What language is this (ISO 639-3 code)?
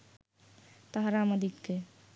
ben